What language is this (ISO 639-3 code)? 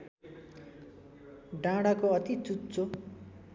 nep